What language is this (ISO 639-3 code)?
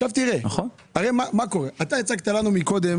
heb